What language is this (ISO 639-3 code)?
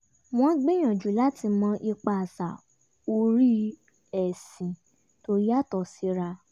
yor